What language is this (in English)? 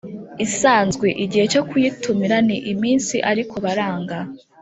Kinyarwanda